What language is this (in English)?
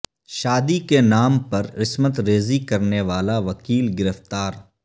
Urdu